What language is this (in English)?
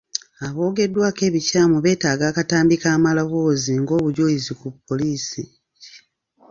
Ganda